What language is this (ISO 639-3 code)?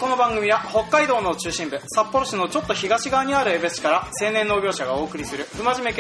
jpn